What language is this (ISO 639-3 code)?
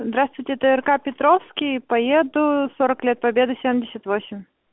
rus